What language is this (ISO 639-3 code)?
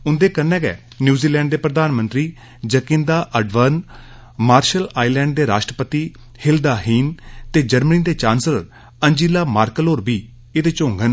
doi